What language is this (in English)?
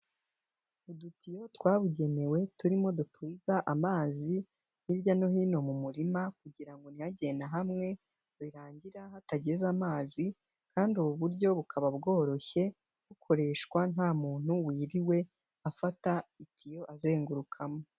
Kinyarwanda